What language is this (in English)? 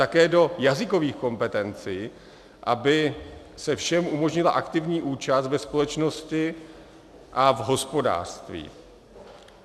Czech